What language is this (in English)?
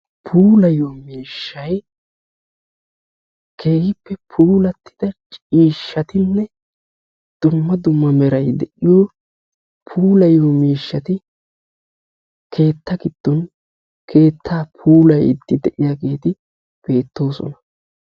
Wolaytta